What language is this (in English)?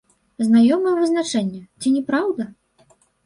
Belarusian